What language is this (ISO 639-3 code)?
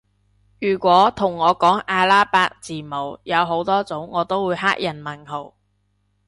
yue